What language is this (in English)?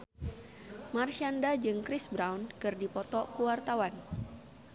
Sundanese